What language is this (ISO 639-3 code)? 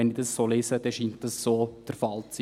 gsw